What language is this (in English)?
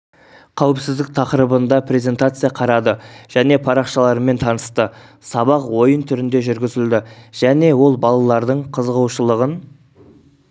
Kazakh